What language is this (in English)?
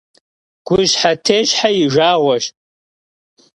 Kabardian